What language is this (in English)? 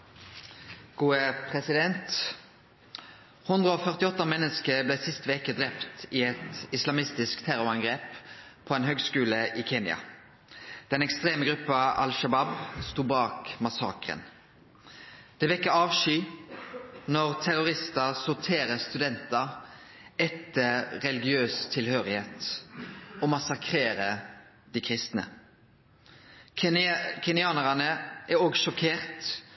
Norwegian Nynorsk